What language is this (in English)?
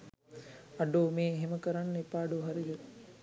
Sinhala